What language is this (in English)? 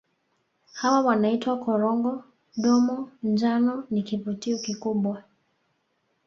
Swahili